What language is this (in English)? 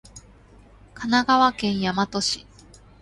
Japanese